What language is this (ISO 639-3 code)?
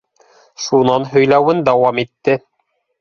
bak